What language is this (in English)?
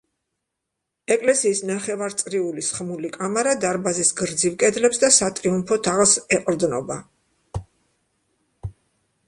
Georgian